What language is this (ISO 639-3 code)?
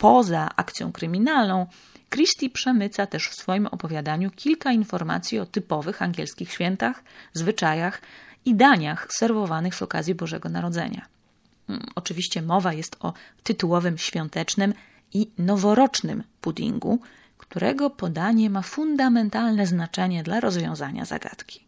pol